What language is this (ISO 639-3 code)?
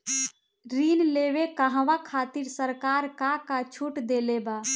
bho